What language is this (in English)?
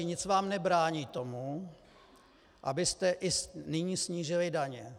Czech